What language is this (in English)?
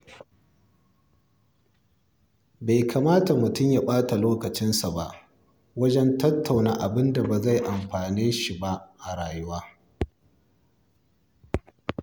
Hausa